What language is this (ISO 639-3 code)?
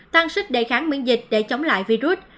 vie